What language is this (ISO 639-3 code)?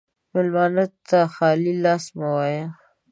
pus